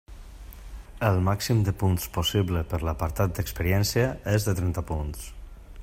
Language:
Catalan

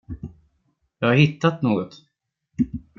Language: Swedish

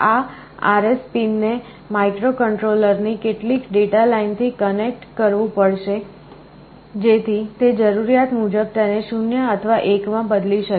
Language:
Gujarati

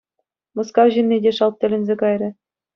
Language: Chuvash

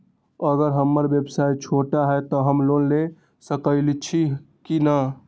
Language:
Magahi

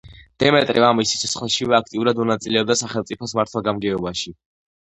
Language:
Georgian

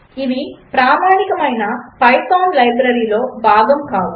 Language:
Telugu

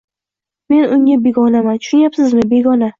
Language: Uzbek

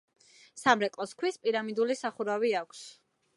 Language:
Georgian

